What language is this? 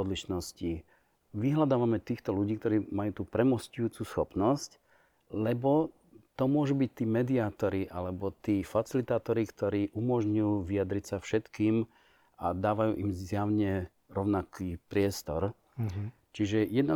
Slovak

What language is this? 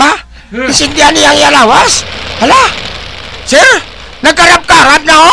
Filipino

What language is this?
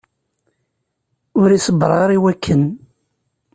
Kabyle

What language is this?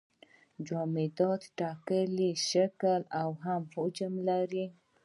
Pashto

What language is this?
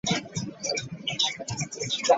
Ganda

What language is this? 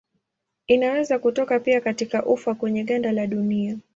Swahili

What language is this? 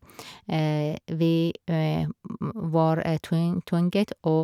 Norwegian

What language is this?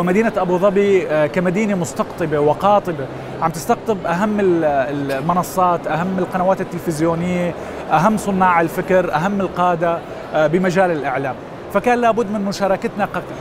Arabic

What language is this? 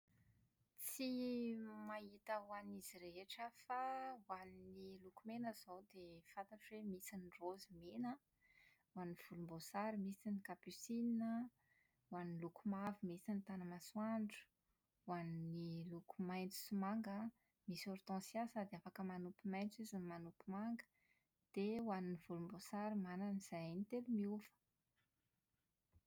Malagasy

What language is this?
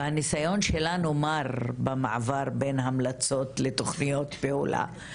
Hebrew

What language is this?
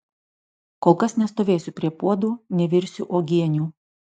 Lithuanian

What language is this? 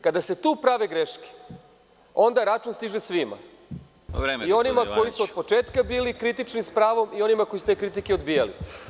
Serbian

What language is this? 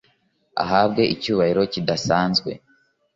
Kinyarwanda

